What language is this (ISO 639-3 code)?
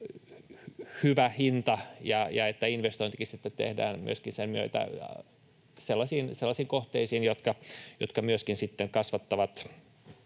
fin